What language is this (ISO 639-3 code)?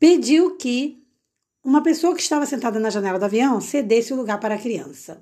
por